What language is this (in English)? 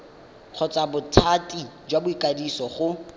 Tswana